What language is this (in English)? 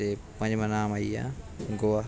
Dogri